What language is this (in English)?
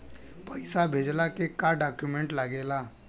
Bhojpuri